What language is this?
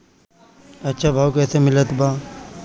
Bhojpuri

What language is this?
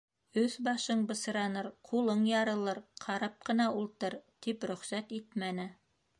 Bashkir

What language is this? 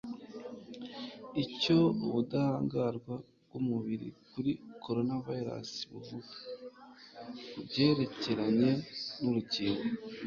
Kinyarwanda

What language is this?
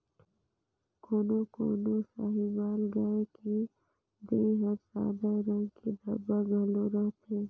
Chhattisgarhi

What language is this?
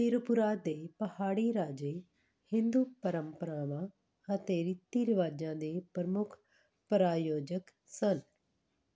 Punjabi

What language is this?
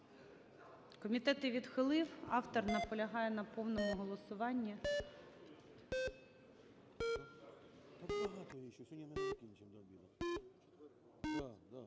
Ukrainian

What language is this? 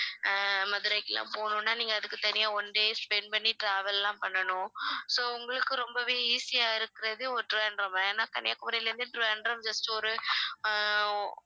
Tamil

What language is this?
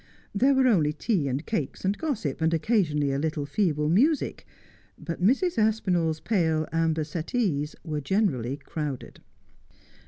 English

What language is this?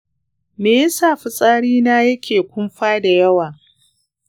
Hausa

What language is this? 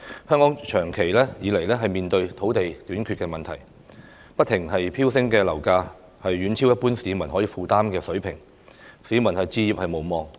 Cantonese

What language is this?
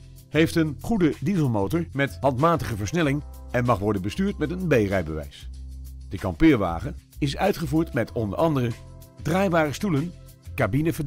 Dutch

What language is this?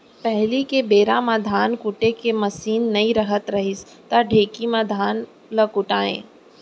Chhattisgarhi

